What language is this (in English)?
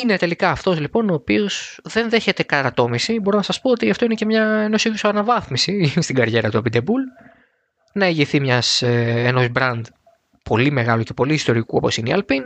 Greek